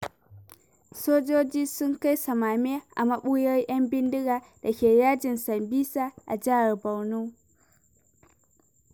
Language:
Hausa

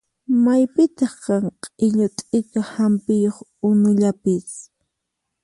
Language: Puno Quechua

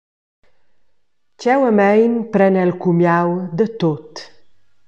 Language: Romansh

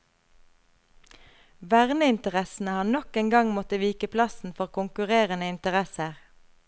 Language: Norwegian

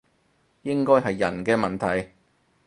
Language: Cantonese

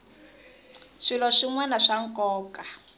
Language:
Tsonga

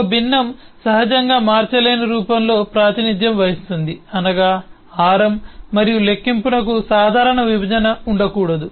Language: Telugu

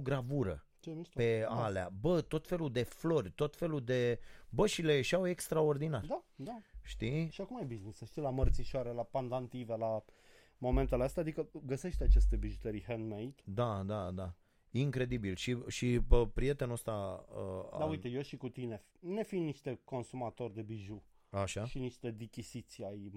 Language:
Romanian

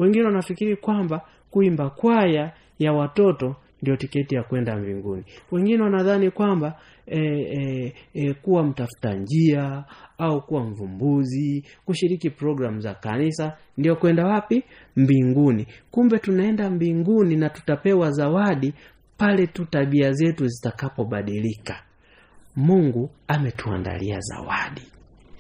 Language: Swahili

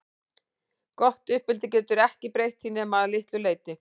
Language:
Icelandic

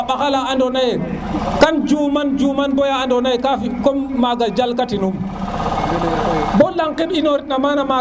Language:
Serer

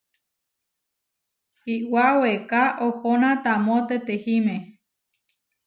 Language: Huarijio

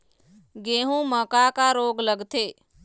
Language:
Chhattisgarhi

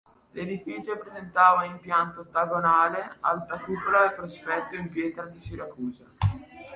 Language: Italian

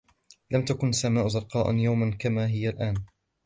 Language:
Arabic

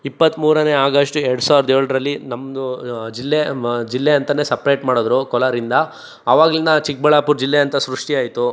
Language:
Kannada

